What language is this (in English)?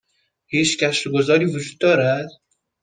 Persian